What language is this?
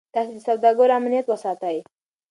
Pashto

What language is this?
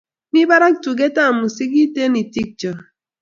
Kalenjin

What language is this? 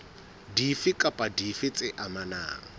Southern Sotho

